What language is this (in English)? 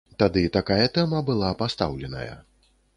Belarusian